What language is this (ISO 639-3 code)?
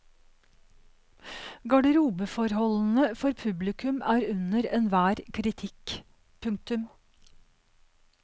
nor